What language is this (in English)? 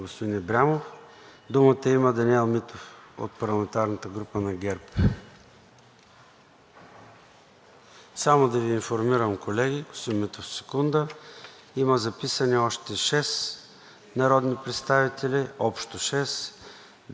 Bulgarian